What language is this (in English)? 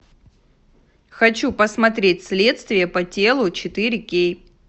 Russian